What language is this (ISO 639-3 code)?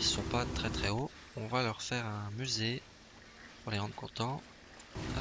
fra